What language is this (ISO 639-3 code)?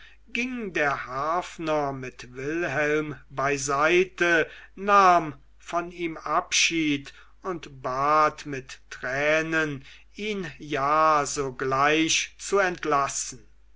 deu